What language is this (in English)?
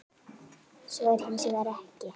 Icelandic